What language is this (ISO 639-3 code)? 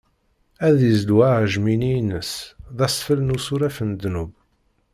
kab